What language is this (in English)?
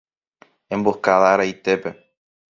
Guarani